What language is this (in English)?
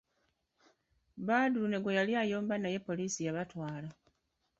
Ganda